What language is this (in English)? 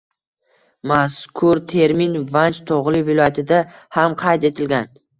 Uzbek